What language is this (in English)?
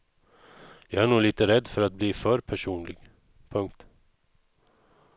Swedish